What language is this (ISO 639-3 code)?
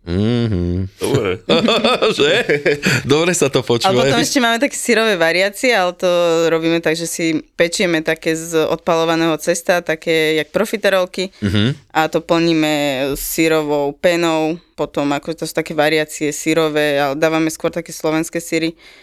slk